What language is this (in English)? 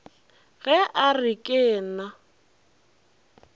Northern Sotho